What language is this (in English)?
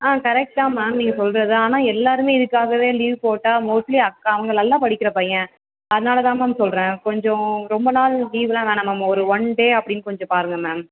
Tamil